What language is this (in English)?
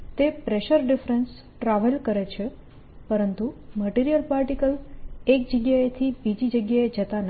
Gujarati